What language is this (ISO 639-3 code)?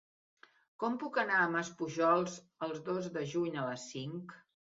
cat